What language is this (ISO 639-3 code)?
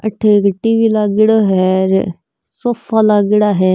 mwr